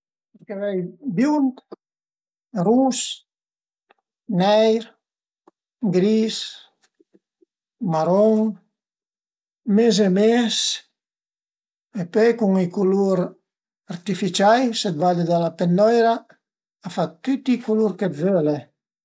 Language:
Piedmontese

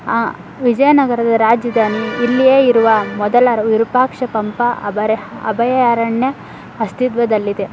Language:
Kannada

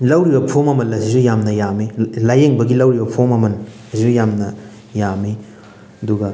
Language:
Manipuri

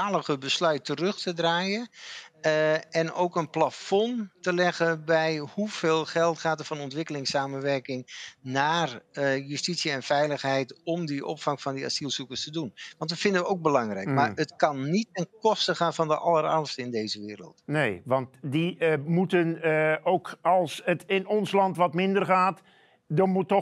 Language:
Dutch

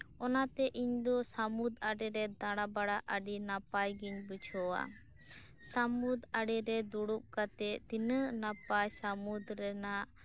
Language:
Santali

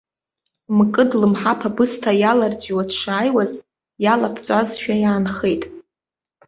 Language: Abkhazian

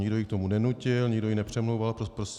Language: Czech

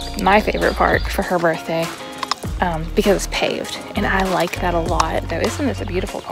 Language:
English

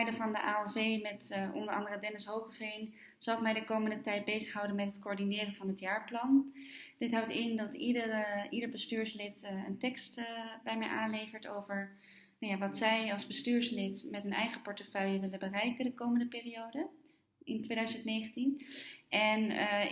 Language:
Dutch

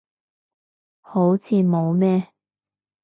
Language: Cantonese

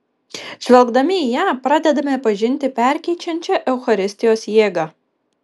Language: Lithuanian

